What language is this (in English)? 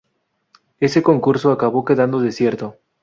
Spanish